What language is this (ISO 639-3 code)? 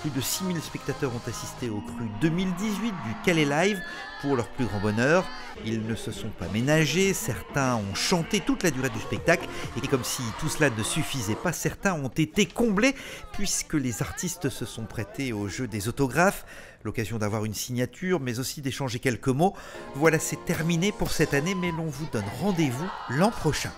fra